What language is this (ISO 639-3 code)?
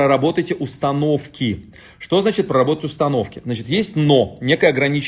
rus